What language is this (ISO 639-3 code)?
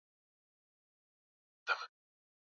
swa